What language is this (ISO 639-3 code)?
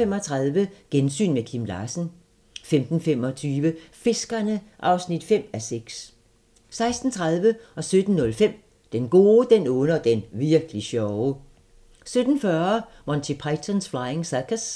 dan